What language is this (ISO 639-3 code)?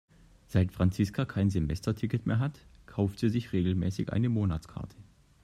deu